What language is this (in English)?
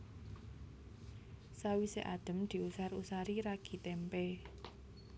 Javanese